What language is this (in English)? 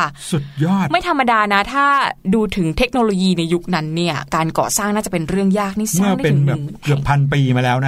Thai